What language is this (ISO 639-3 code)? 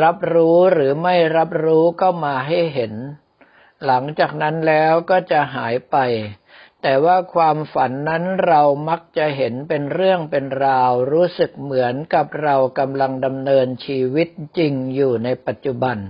tha